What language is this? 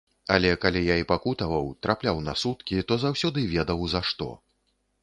Belarusian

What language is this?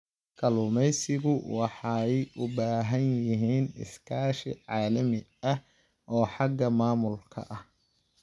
Somali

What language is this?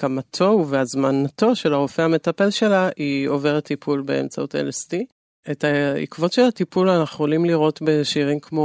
Hebrew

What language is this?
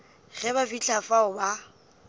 Northern Sotho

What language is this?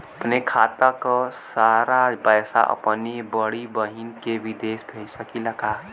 Bhojpuri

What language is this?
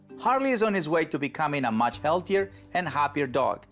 English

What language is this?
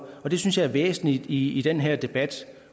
Danish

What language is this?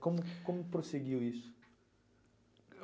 Portuguese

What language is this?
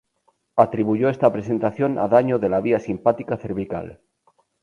Spanish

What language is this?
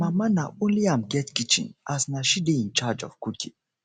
Nigerian Pidgin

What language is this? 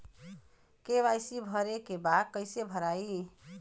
Bhojpuri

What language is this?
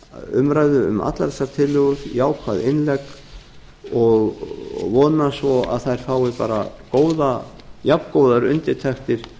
Icelandic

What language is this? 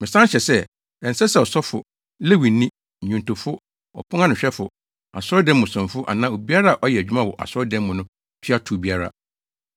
Akan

